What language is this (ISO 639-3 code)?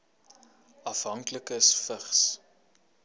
afr